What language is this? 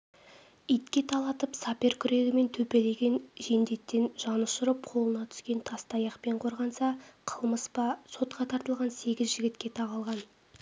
Kazakh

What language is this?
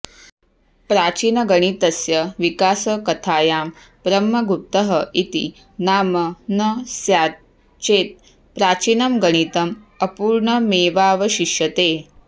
Sanskrit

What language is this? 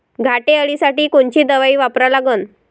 Marathi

